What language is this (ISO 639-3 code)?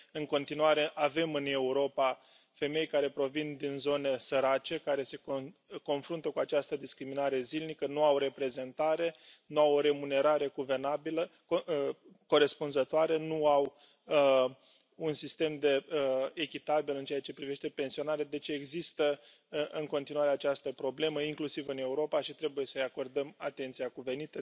ron